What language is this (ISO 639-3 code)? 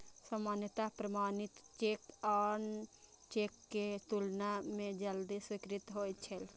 mai